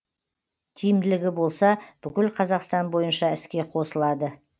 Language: Kazakh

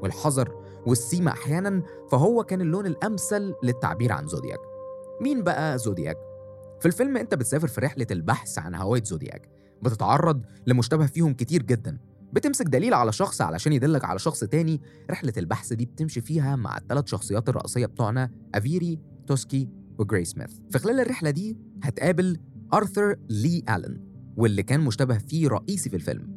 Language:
Arabic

